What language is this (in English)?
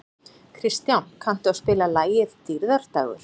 Icelandic